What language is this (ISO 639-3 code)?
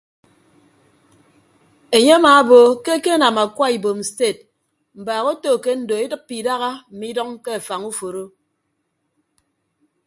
ibb